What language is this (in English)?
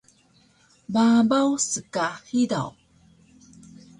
Taroko